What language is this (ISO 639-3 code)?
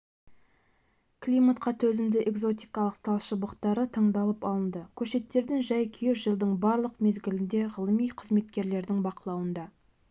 kaz